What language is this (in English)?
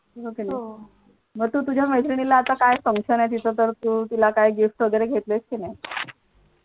Marathi